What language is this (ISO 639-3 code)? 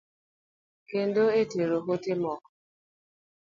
luo